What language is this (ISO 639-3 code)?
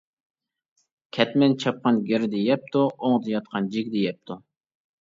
uig